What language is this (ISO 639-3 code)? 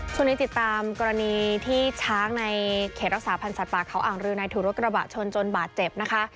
tha